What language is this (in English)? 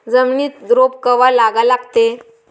Marathi